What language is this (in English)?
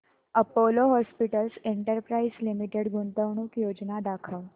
Marathi